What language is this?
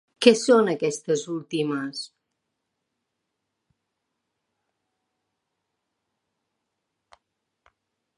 Catalan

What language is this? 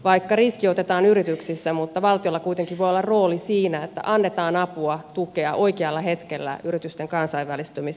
Finnish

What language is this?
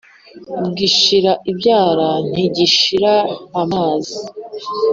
Kinyarwanda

